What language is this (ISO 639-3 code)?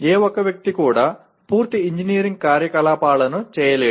tel